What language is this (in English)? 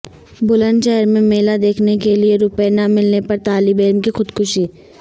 Urdu